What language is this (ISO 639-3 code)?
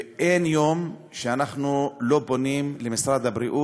heb